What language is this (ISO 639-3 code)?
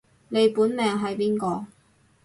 yue